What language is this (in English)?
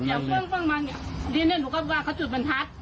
Thai